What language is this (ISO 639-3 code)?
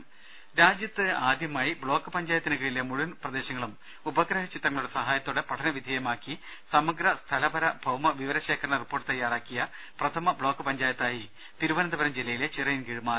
mal